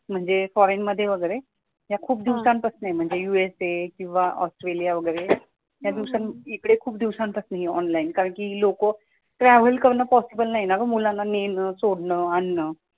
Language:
Marathi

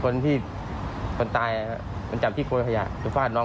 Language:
Thai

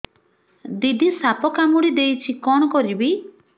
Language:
Odia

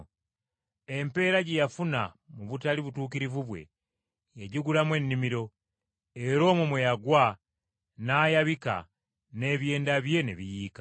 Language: Ganda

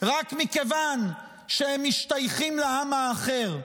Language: Hebrew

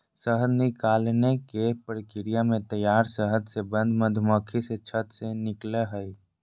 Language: Magahi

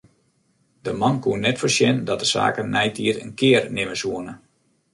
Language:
Western Frisian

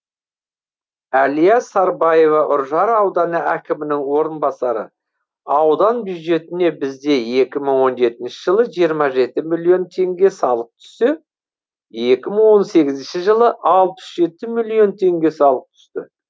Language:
Kazakh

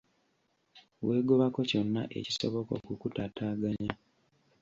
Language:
Ganda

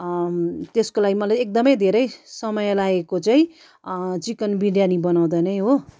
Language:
Nepali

